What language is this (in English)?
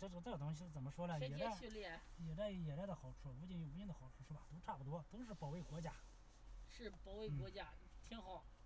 Chinese